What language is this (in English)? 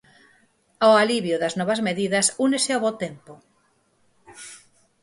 Galician